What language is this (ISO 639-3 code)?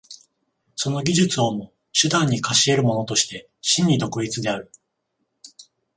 jpn